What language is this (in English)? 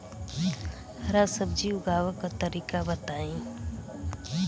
Bhojpuri